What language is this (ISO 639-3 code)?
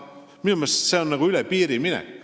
est